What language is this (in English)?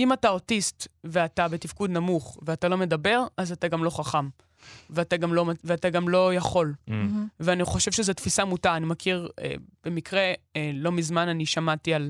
Hebrew